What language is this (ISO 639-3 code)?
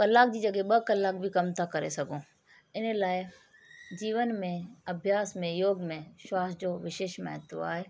snd